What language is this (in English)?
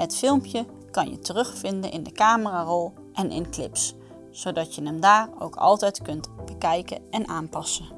Dutch